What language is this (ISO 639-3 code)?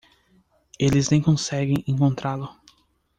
por